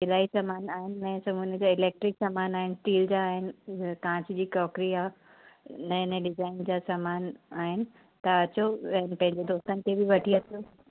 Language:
Sindhi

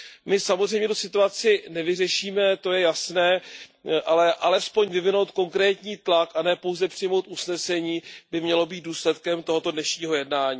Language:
Czech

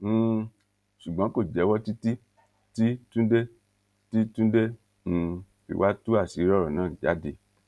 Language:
Yoruba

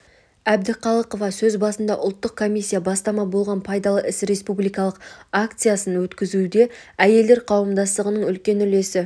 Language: Kazakh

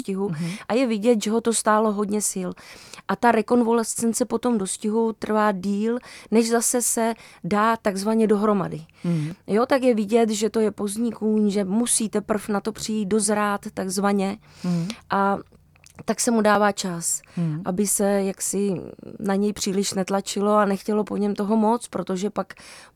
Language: Czech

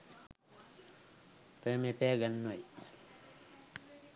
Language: Sinhala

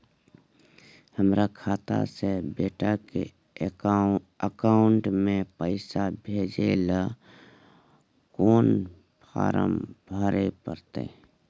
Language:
Maithili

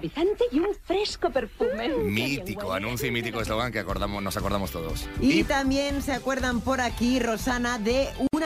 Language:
Spanish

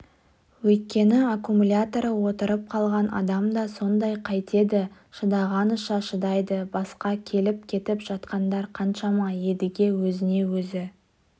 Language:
Kazakh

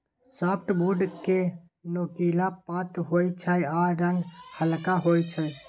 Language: Maithili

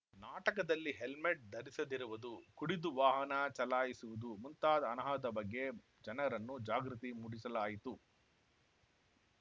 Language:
Kannada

